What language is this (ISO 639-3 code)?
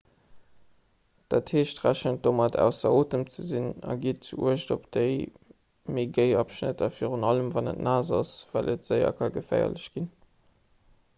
ltz